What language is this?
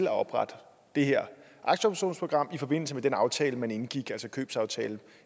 Danish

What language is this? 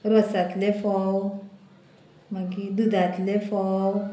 Konkani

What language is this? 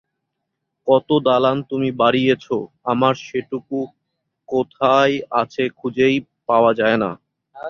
Bangla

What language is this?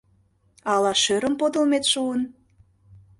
Mari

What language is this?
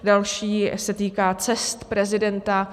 Czech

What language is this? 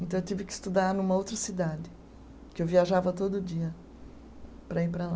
Portuguese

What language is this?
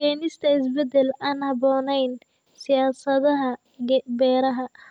Somali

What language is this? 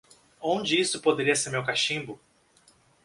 Portuguese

